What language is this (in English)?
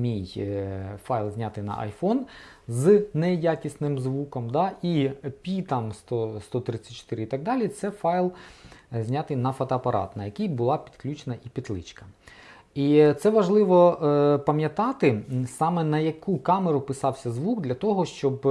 Ukrainian